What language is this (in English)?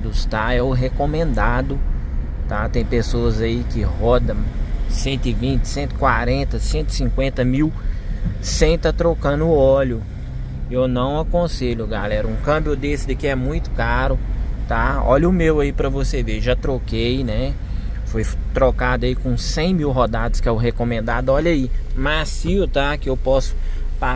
Portuguese